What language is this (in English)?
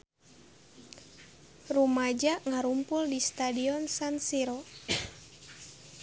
Sundanese